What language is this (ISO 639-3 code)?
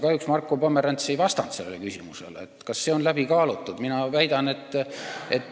est